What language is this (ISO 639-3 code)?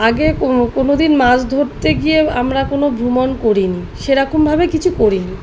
ben